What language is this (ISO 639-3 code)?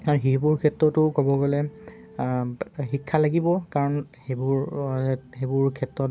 asm